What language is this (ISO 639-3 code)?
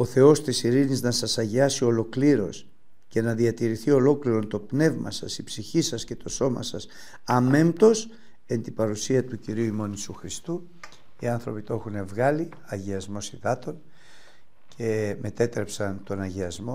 ell